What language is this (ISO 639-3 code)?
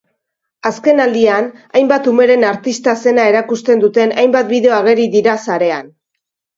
eus